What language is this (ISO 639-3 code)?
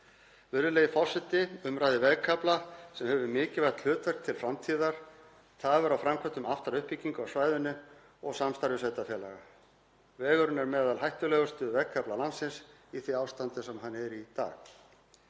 isl